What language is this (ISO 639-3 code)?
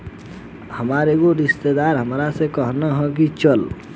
bho